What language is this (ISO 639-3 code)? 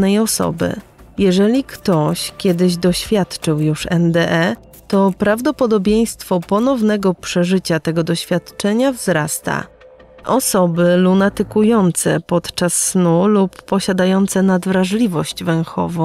pol